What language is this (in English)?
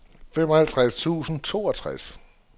Danish